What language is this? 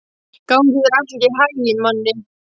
Icelandic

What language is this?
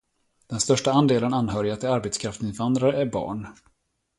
Swedish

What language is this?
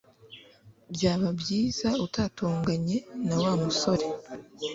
Kinyarwanda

